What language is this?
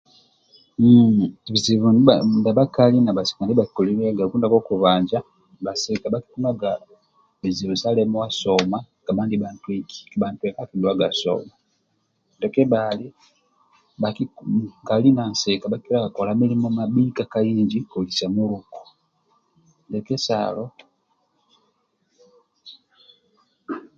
Amba (Uganda)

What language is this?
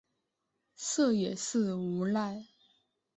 Chinese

